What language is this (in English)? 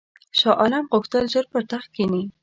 Pashto